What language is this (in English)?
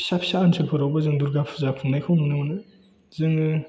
Bodo